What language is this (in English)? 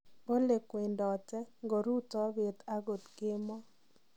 Kalenjin